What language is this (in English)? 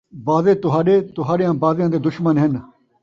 Saraiki